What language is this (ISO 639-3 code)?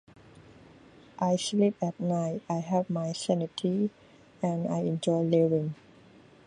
eng